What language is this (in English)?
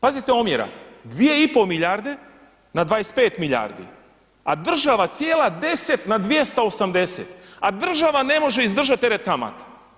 Croatian